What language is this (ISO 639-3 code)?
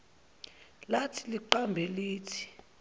zul